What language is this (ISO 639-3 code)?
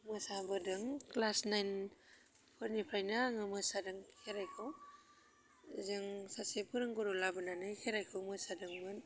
brx